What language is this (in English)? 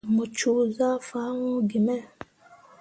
Mundang